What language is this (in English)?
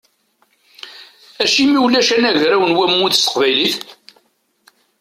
Kabyle